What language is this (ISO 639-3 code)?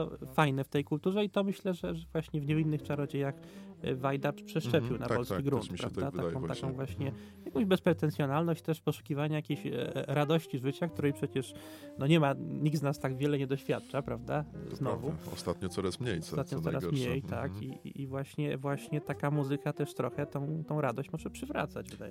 pol